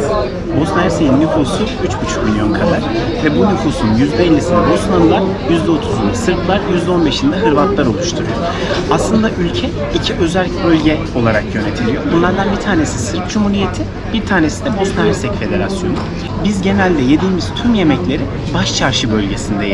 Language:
Turkish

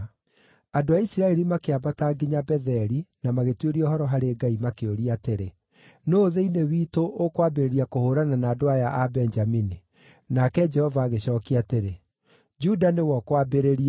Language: Kikuyu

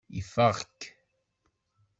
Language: Kabyle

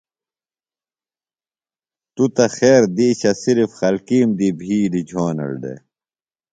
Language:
Phalura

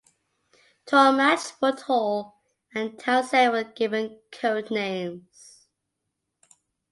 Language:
English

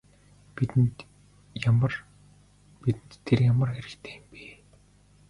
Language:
Mongolian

